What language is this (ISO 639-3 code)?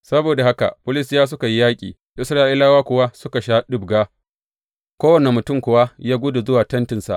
hau